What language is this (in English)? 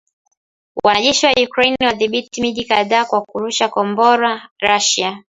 Swahili